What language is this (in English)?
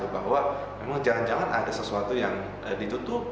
Indonesian